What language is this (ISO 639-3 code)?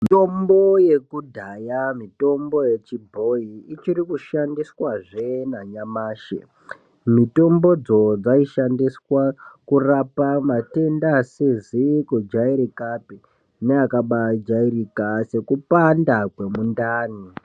ndc